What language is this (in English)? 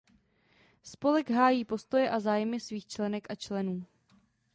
Czech